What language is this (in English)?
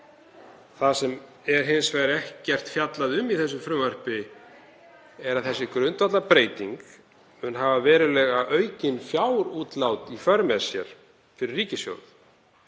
Icelandic